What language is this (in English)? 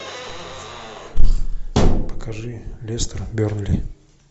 Russian